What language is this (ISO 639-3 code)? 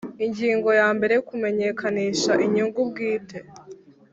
kin